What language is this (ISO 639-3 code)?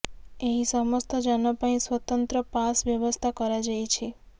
ori